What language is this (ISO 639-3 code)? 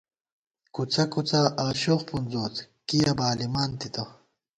gwt